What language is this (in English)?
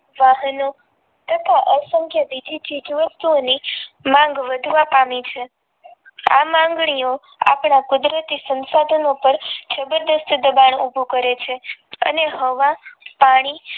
Gujarati